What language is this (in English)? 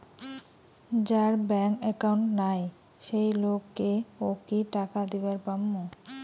Bangla